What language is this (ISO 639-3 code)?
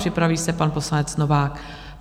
ces